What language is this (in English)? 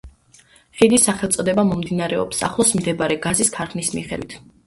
Georgian